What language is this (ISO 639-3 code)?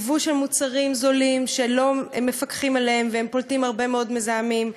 heb